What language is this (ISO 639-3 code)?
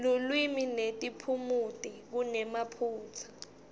ssw